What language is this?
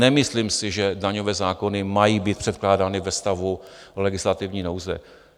Czech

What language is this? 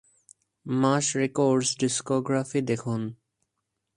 Bangla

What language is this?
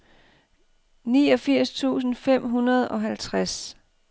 Danish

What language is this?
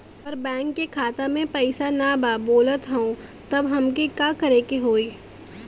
Bhojpuri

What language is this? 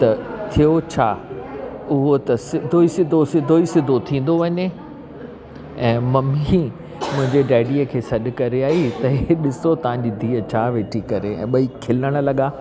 Sindhi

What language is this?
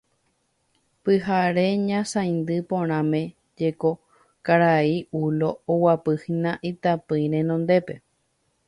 Guarani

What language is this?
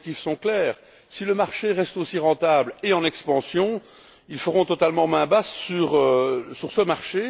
French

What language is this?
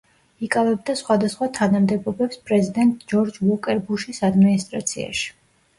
Georgian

